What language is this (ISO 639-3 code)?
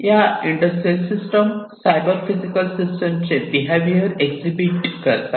mar